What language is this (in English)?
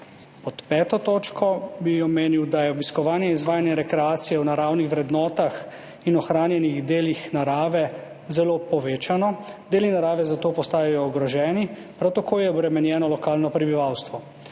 Slovenian